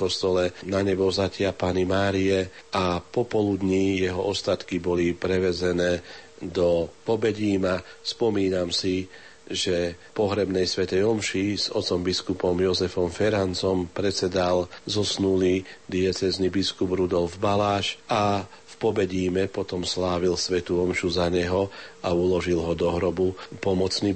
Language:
Slovak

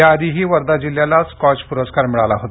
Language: Marathi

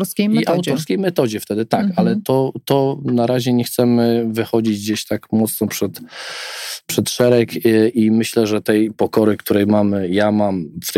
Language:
Polish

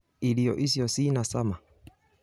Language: Kikuyu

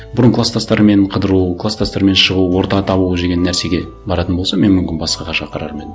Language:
Kazakh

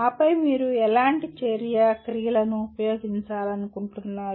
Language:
Telugu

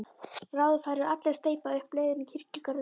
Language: Icelandic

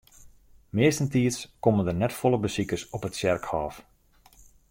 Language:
Western Frisian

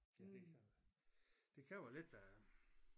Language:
Danish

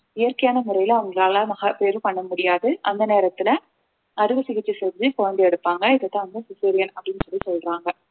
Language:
Tamil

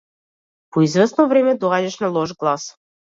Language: Macedonian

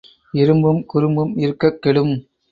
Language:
Tamil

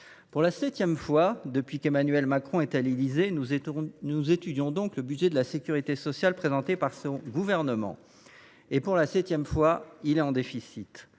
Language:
French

